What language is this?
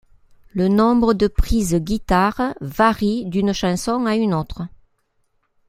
French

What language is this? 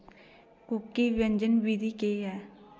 Dogri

